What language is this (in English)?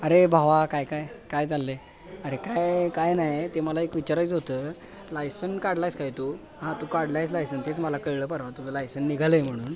Marathi